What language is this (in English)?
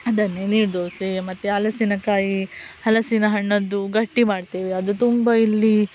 Kannada